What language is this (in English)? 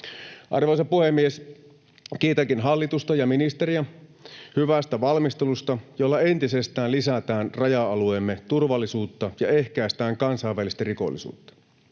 Finnish